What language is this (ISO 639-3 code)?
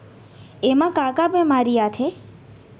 hne